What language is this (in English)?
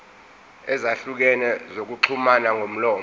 Zulu